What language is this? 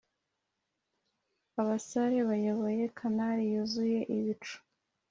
Kinyarwanda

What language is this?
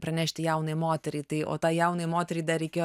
Lithuanian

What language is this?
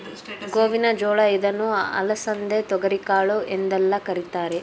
Kannada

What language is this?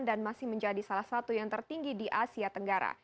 Indonesian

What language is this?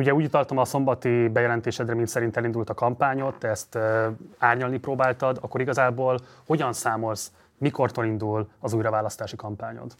Hungarian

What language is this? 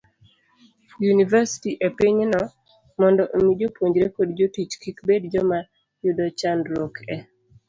Luo (Kenya and Tanzania)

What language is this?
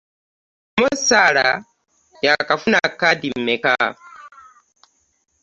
Ganda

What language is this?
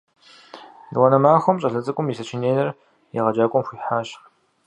Kabardian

